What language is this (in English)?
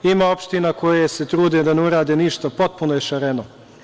Serbian